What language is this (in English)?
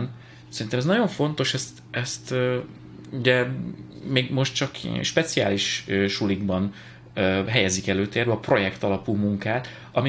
Hungarian